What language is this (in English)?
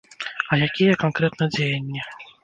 Belarusian